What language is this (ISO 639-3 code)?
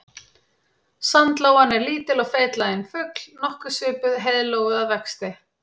isl